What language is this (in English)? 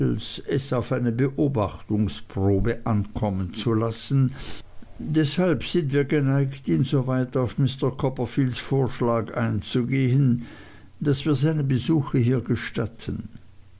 German